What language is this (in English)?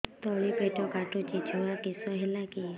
Odia